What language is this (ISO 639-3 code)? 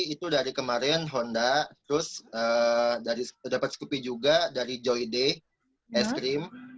ind